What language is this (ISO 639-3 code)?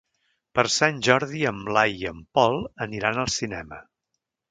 cat